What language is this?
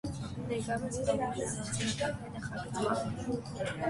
Armenian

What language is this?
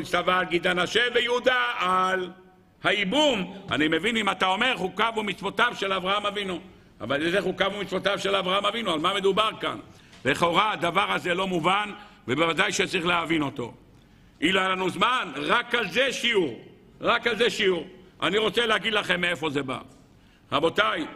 Hebrew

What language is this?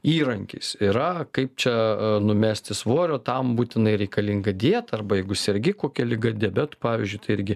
Lithuanian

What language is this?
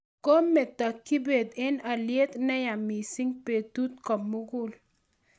Kalenjin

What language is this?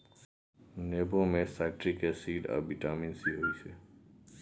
Maithili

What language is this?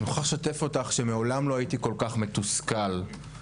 Hebrew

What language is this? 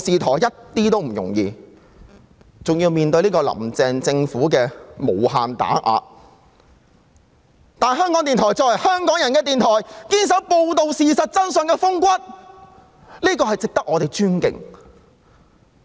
Cantonese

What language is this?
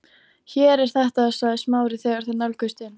Icelandic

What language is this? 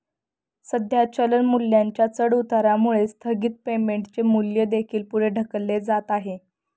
Marathi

